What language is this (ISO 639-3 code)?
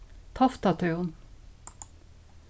fao